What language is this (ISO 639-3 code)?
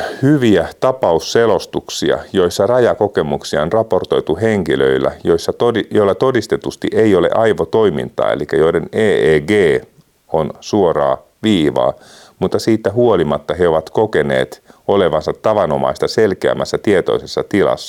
fin